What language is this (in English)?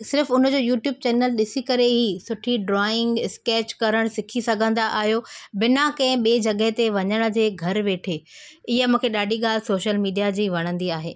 Sindhi